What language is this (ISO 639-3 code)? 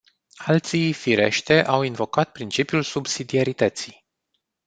ron